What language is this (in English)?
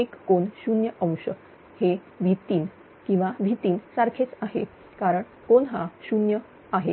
Marathi